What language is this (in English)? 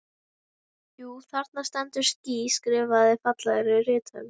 Icelandic